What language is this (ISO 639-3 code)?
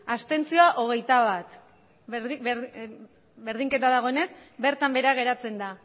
eus